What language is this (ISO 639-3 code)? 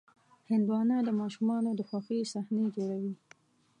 pus